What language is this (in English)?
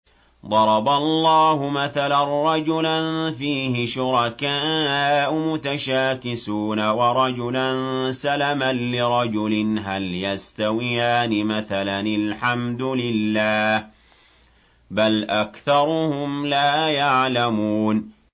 Arabic